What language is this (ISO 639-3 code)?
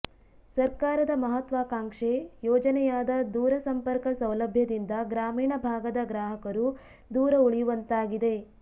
kan